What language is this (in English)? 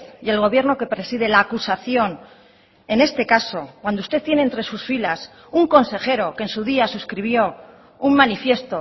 Spanish